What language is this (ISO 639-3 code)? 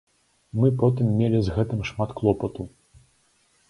bel